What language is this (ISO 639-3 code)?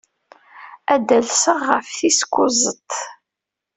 kab